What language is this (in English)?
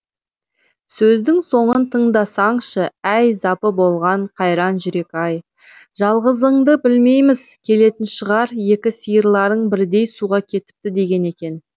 Kazakh